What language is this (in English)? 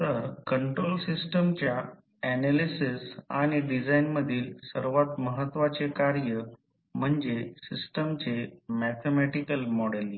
Marathi